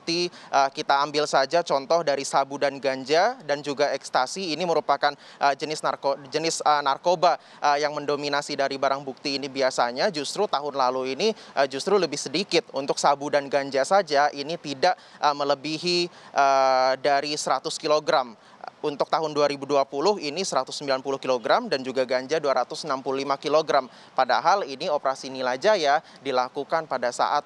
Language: Indonesian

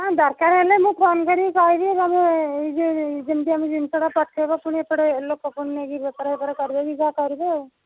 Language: Odia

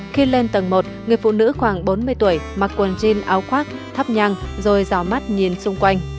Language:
Vietnamese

